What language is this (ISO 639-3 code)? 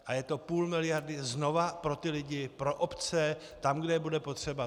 ces